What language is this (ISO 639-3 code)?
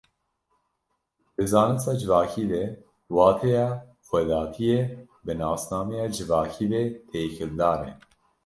kur